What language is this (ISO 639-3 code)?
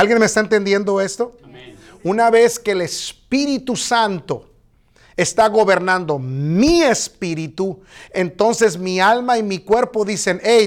spa